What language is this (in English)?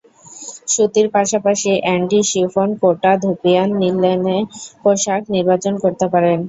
Bangla